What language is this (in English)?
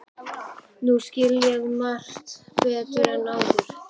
Icelandic